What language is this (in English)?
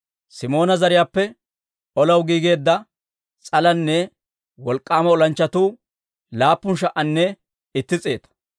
Dawro